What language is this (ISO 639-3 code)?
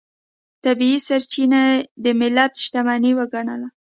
pus